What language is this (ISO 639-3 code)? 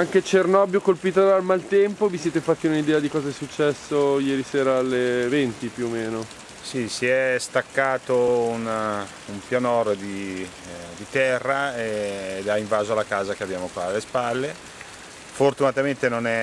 ita